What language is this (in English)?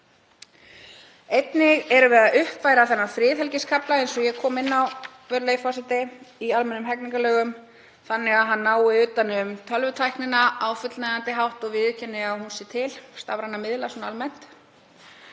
Icelandic